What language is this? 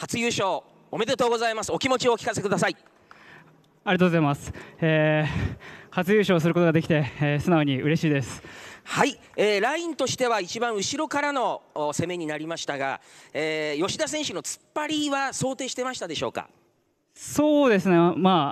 Japanese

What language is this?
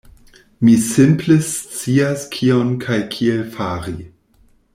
Esperanto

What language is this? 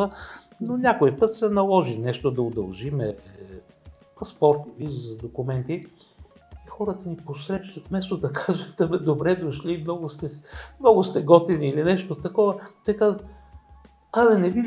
Bulgarian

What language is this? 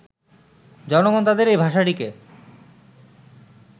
Bangla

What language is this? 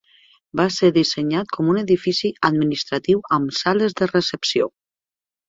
Catalan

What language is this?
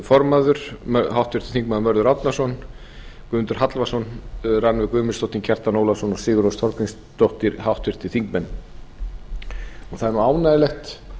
Icelandic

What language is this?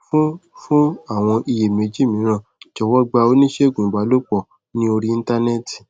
Yoruba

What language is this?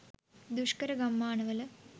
Sinhala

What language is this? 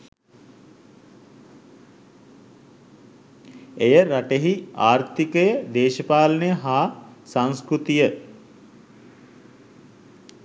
Sinhala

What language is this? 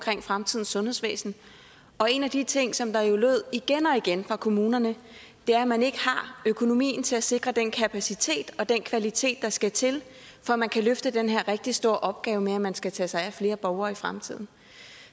Danish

